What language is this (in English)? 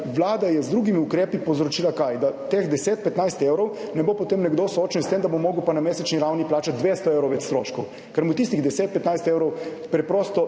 Slovenian